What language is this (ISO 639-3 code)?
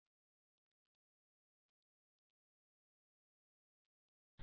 tam